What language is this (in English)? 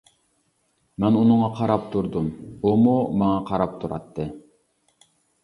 Uyghur